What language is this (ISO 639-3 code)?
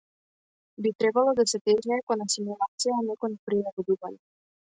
mkd